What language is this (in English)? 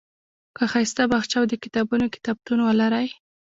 Pashto